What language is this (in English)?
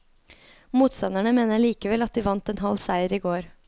Norwegian